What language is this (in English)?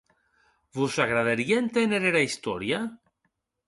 Occitan